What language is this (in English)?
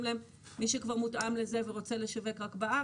Hebrew